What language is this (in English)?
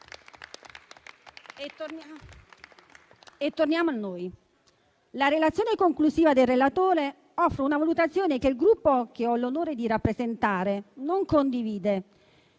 Italian